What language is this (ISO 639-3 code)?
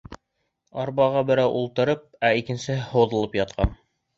bak